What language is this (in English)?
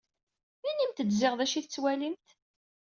Kabyle